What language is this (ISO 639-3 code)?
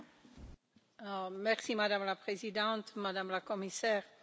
slk